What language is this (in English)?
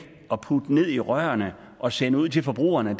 Danish